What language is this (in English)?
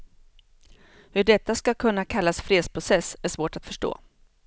Swedish